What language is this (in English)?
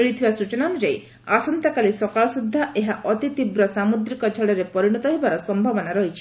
Odia